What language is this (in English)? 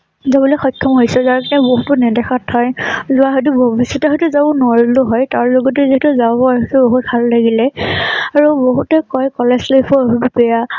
Assamese